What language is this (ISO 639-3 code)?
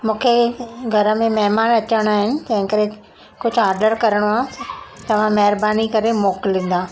snd